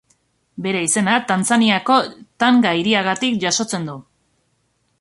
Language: Basque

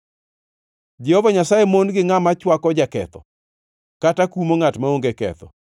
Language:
Luo (Kenya and Tanzania)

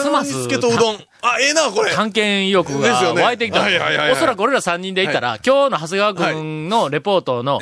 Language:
Japanese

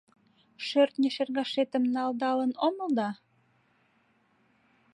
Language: Mari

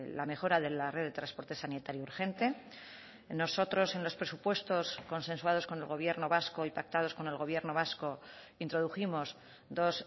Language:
Spanish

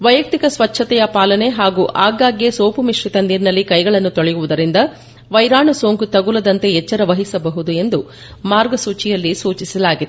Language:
Kannada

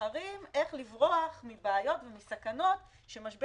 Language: Hebrew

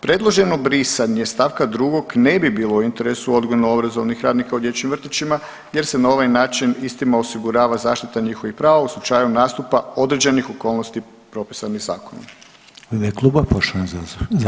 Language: Croatian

